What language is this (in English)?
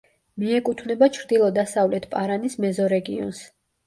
Georgian